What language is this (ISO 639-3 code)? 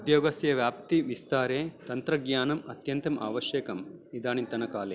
san